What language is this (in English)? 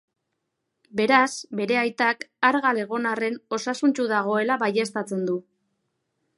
Basque